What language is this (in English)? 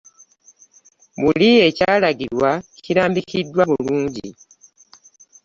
Ganda